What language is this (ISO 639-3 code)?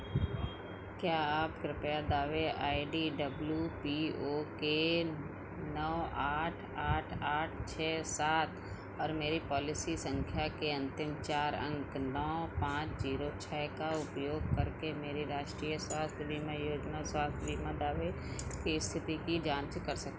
hin